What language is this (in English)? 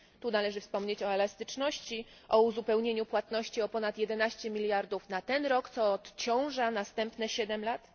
Polish